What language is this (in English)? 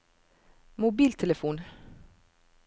Norwegian